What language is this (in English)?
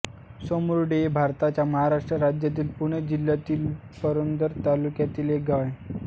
Marathi